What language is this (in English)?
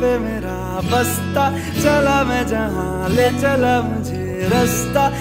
Romanian